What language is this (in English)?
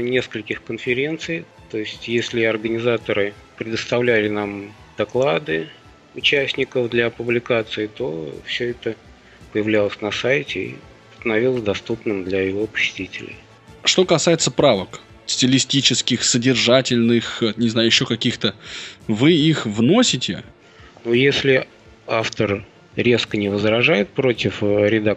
Russian